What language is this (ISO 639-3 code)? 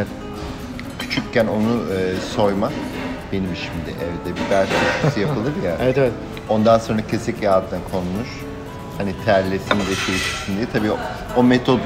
tur